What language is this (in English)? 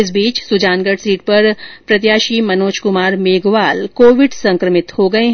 Hindi